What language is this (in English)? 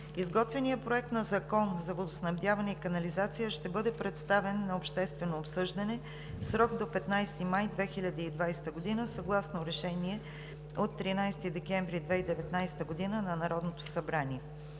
Bulgarian